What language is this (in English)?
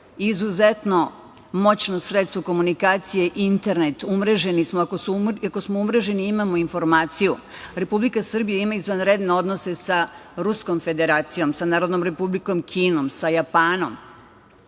Serbian